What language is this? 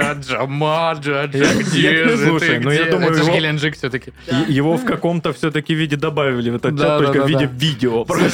Russian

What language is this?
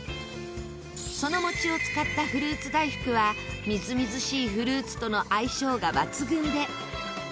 Japanese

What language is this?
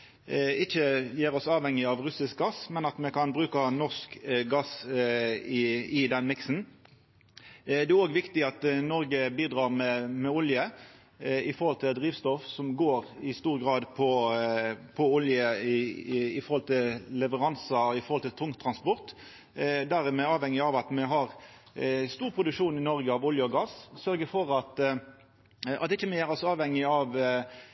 Norwegian Nynorsk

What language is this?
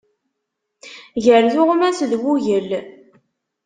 Kabyle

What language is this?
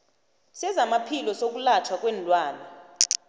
South Ndebele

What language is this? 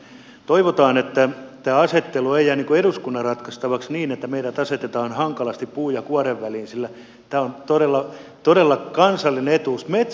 Finnish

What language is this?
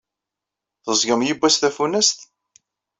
Kabyle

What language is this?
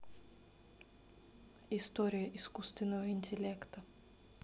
Russian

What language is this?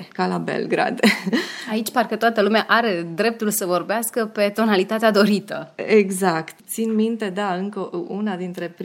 Romanian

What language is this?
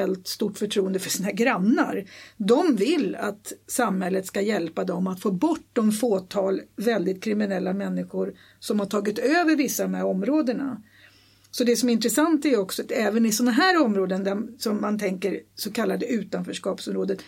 Swedish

